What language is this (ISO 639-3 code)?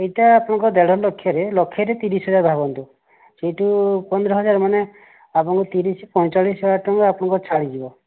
ori